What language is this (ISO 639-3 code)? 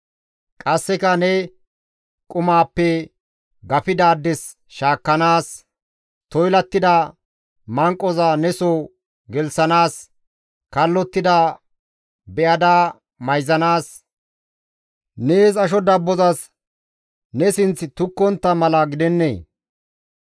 gmv